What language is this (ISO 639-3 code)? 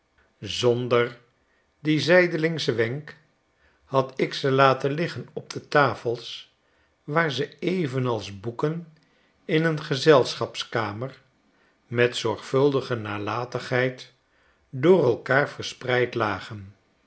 nld